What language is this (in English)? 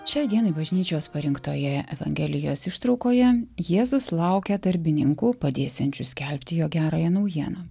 Lithuanian